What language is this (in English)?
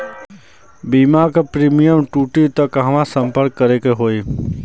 Bhojpuri